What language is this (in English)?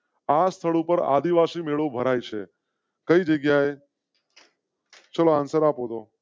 Gujarati